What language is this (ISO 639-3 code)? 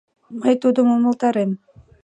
chm